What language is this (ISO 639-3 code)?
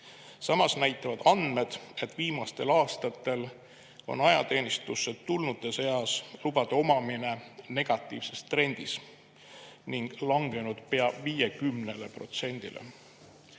est